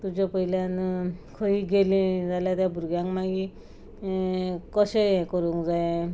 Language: Konkani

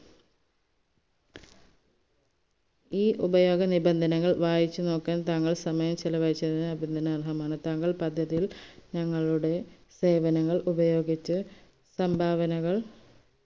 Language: Malayalam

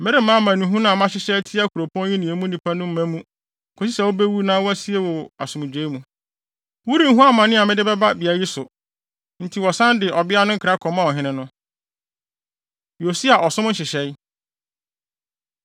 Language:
Akan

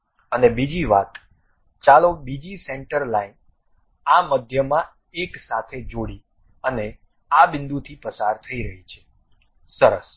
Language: Gujarati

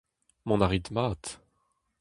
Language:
Breton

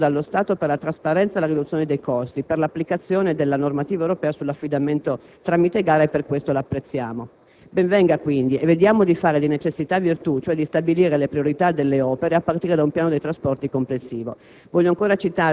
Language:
Italian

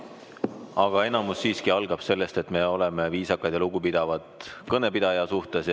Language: Estonian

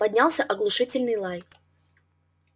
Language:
Russian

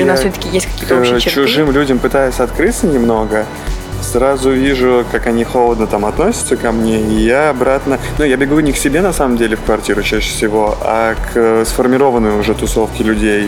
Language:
Russian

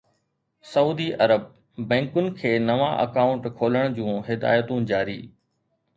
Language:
Sindhi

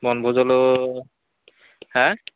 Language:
Assamese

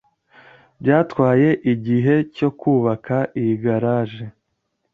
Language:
Kinyarwanda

